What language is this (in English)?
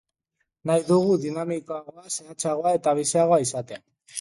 Basque